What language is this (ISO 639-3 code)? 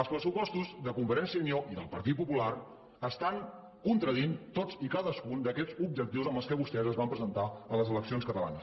cat